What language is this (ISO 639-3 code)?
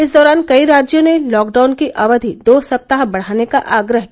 hin